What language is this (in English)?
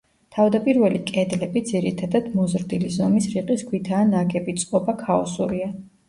Georgian